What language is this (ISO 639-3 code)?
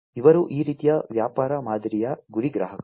kan